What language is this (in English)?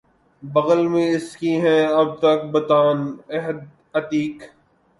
Urdu